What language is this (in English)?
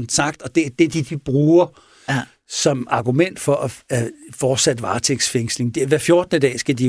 Danish